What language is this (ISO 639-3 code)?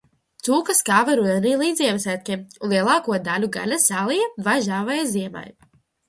lav